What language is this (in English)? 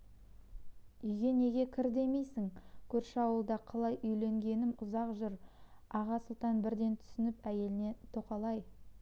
Kazakh